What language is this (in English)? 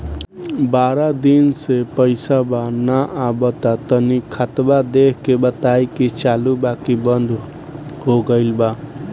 Bhojpuri